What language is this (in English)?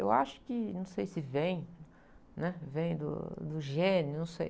Portuguese